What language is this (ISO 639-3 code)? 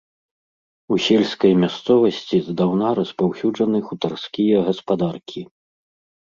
bel